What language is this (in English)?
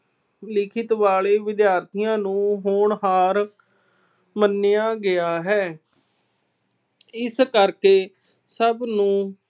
Punjabi